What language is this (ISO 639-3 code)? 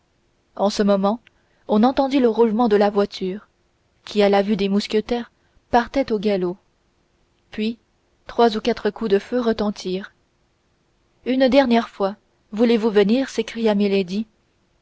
fra